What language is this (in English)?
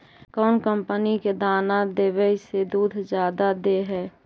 Magahi